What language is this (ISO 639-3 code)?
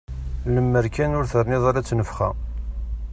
kab